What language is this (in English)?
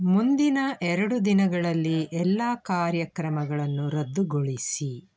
Kannada